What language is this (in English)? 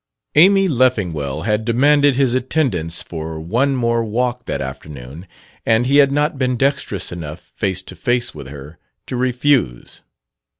English